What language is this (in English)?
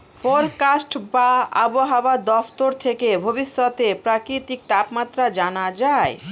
Bangla